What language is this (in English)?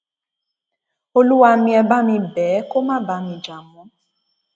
Yoruba